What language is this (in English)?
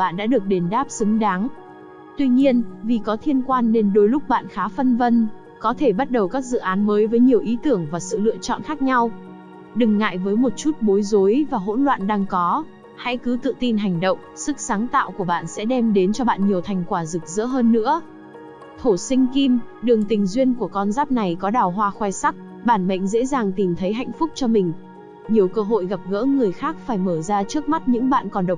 Vietnamese